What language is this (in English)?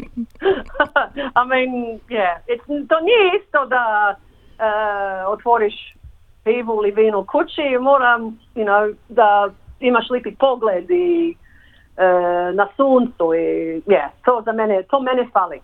Croatian